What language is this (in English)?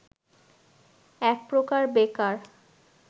Bangla